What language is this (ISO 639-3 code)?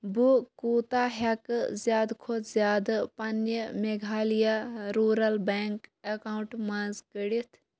kas